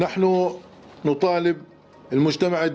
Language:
Indonesian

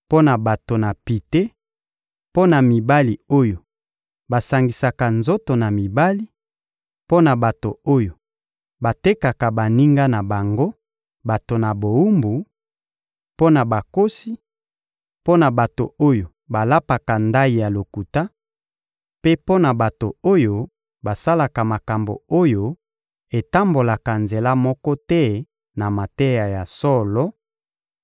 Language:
Lingala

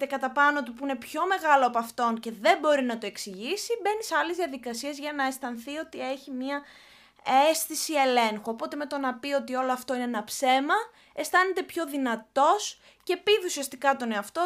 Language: Greek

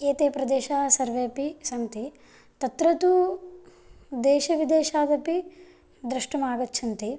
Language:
Sanskrit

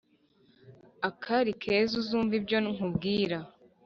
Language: Kinyarwanda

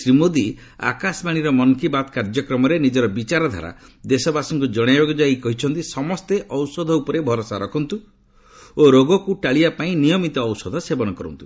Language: Odia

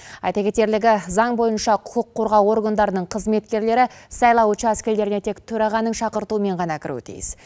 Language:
Kazakh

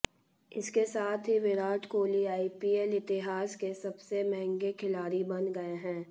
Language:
Hindi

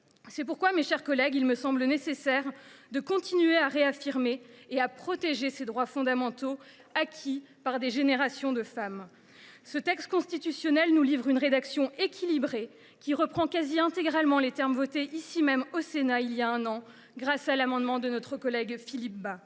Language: French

